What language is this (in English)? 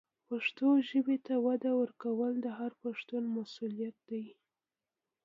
Pashto